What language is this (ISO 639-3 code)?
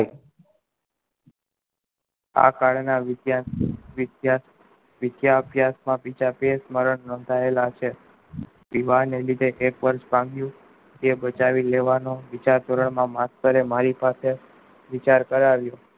guj